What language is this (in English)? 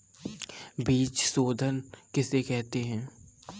Hindi